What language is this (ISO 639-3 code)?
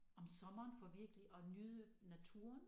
dan